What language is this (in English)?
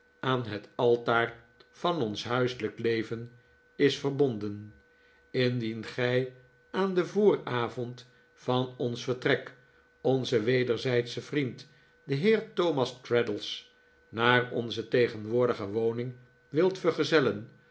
Dutch